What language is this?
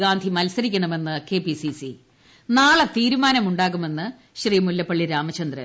Malayalam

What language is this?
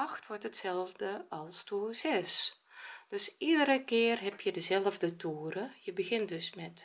Dutch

